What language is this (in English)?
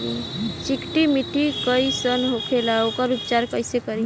Bhojpuri